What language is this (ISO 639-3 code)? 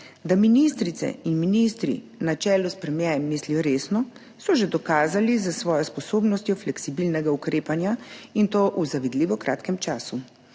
slv